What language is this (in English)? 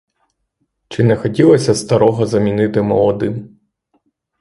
Ukrainian